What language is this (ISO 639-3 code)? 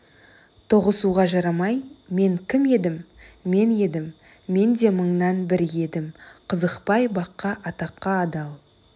kaz